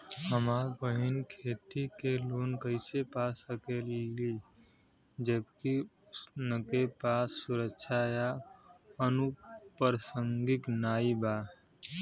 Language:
Bhojpuri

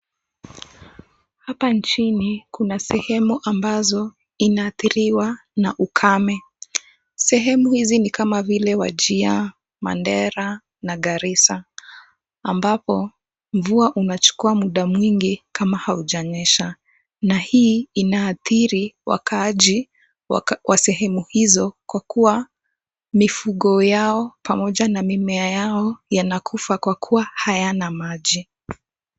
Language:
Swahili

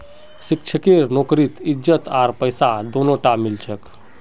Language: Magahi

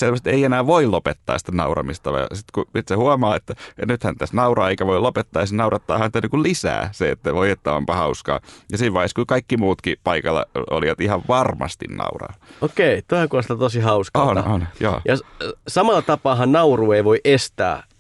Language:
Finnish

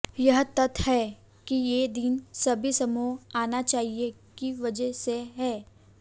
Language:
Hindi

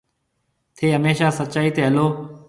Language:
Marwari (Pakistan)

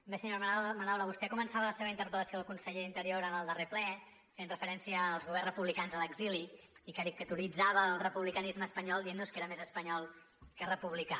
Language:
Catalan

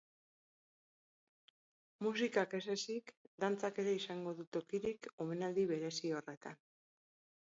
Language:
Basque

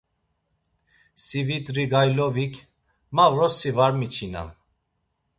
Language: Laz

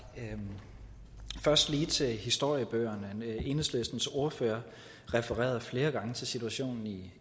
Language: Danish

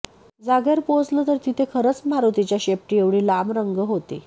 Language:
Marathi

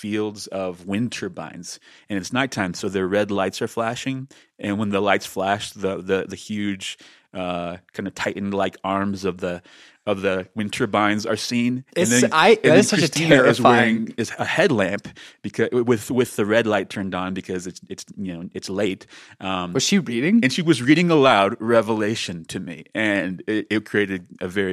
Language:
English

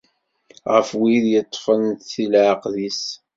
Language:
Kabyle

